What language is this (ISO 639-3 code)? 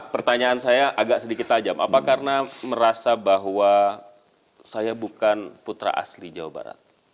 ind